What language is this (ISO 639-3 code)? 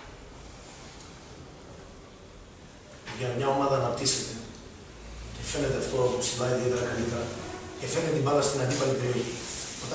ell